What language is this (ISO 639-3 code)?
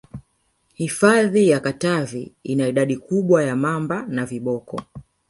swa